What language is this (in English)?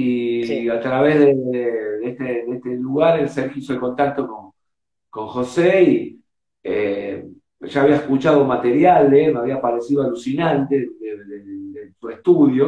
Spanish